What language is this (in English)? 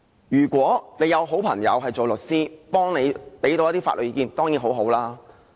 Cantonese